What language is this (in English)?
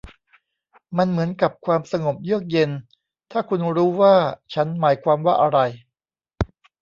Thai